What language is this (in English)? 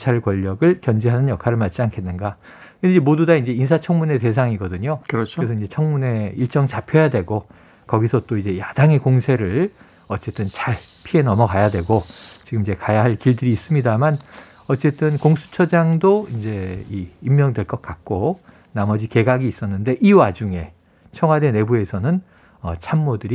Korean